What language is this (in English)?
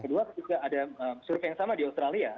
Indonesian